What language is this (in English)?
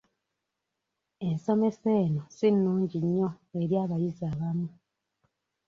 Ganda